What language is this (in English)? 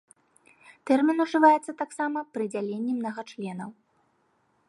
Belarusian